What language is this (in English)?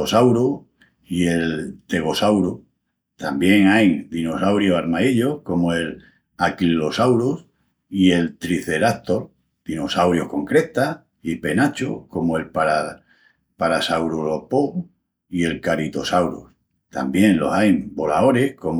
Extremaduran